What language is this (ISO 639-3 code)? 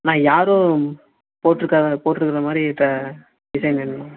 tam